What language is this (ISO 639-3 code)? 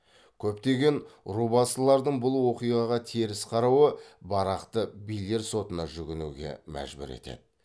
kaz